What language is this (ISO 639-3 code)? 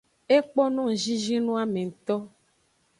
ajg